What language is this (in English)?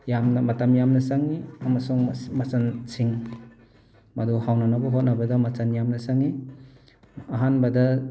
Manipuri